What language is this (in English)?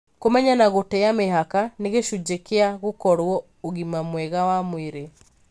Kikuyu